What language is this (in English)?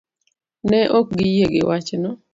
Luo (Kenya and Tanzania)